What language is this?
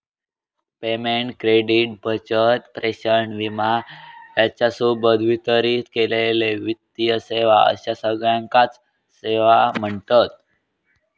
Marathi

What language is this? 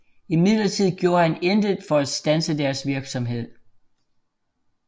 Danish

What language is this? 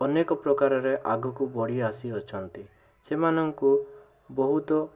Odia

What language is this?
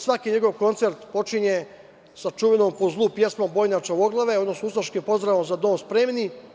Serbian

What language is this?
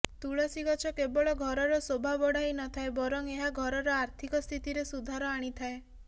Odia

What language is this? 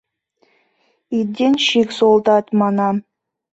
Mari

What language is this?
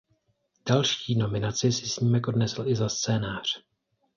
Czech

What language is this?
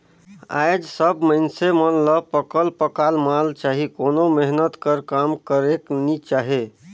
Chhattisgarhi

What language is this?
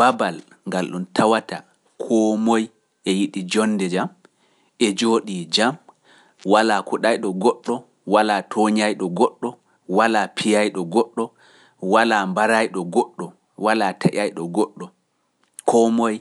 Pular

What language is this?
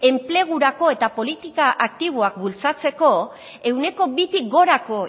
Basque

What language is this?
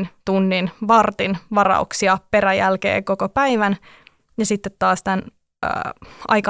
Finnish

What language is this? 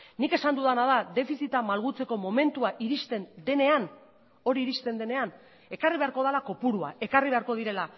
Basque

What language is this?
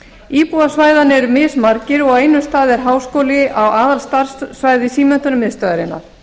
Icelandic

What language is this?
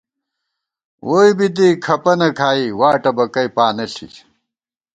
Gawar-Bati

